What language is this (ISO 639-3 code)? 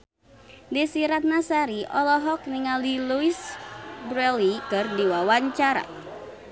sun